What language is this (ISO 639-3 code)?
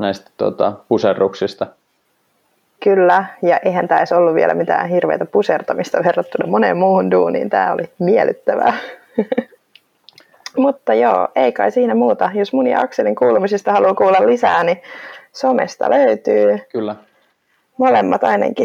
fin